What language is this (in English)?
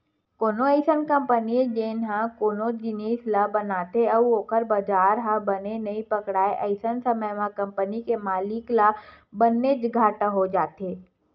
Chhattisgarhi